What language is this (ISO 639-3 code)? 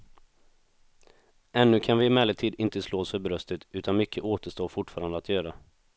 swe